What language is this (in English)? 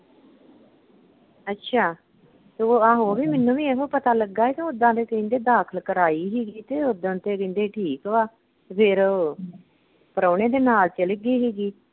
Punjabi